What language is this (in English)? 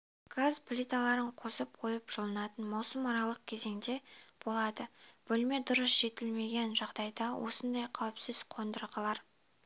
Kazakh